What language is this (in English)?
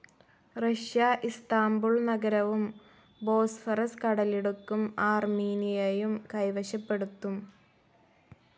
Malayalam